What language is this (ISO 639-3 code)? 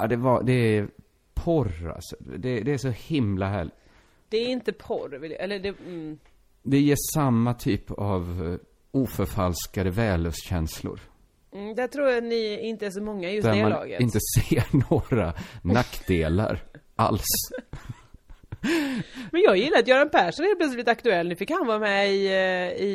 swe